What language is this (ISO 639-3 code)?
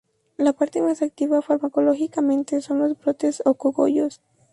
spa